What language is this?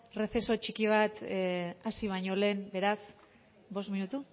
Basque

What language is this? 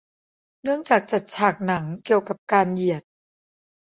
Thai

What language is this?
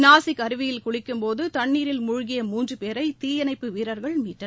Tamil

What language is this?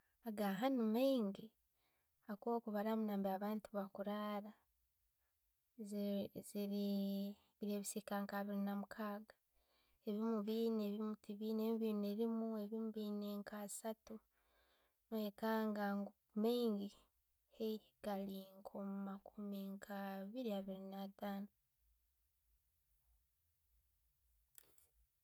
Tooro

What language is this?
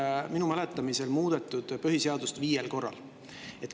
Estonian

